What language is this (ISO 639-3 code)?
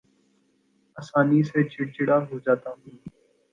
urd